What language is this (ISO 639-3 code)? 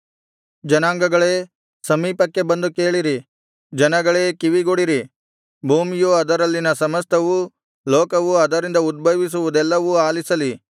kan